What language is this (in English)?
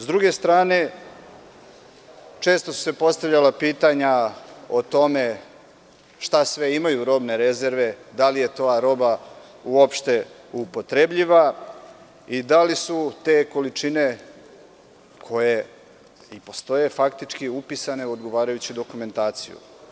Serbian